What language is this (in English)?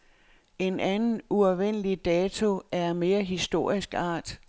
Danish